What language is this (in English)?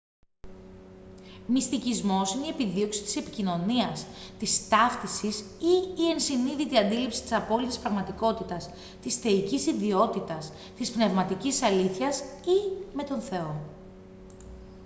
Greek